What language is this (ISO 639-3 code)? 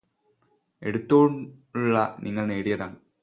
mal